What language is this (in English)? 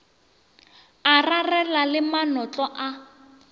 Northern Sotho